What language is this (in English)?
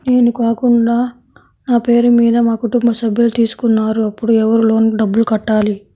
Telugu